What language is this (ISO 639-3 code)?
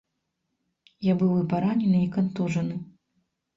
bel